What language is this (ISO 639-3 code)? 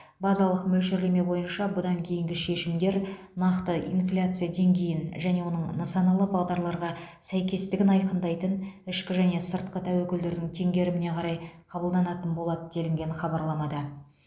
kaz